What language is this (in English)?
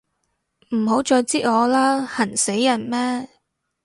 Cantonese